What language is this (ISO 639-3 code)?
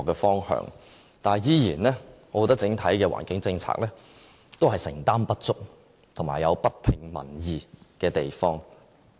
yue